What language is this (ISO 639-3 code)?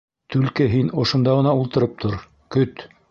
bak